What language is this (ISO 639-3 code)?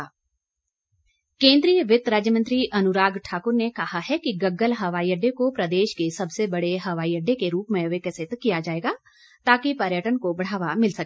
hin